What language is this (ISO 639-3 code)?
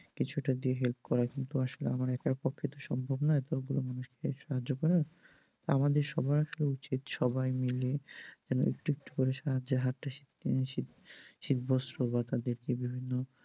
ben